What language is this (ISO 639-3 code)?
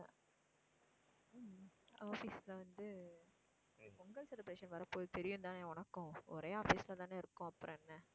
tam